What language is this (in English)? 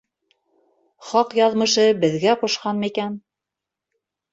Bashkir